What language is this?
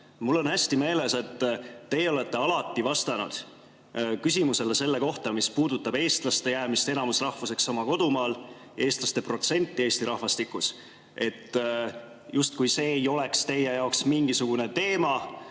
Estonian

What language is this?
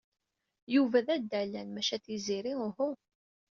Kabyle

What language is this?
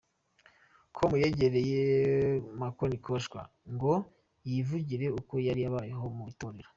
Kinyarwanda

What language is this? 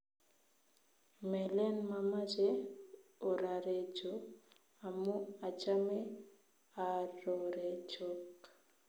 Kalenjin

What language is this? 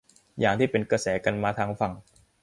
Thai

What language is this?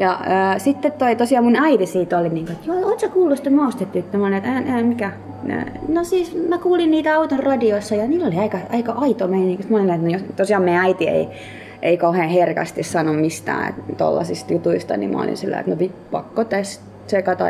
Finnish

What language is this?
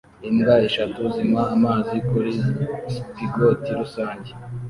Kinyarwanda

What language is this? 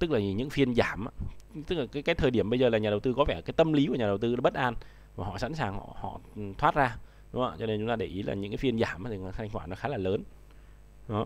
Vietnamese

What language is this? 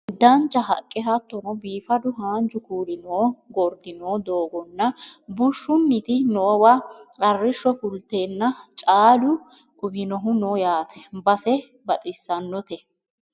Sidamo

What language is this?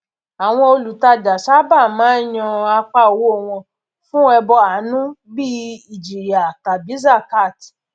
Yoruba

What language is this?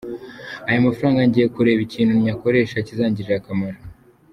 Kinyarwanda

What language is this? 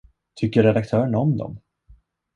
Swedish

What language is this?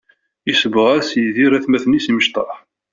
Kabyle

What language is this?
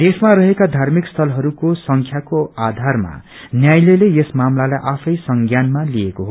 Nepali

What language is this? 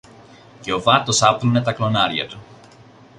Greek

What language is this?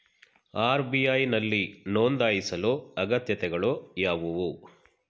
Kannada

